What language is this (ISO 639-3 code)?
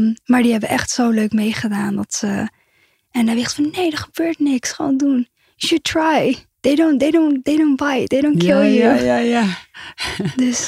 nld